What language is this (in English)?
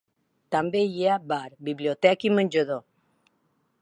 Catalan